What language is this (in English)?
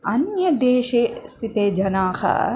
Sanskrit